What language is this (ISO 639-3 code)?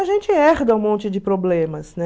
por